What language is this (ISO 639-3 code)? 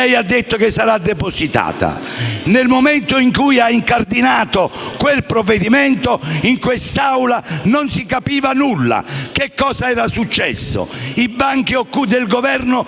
ita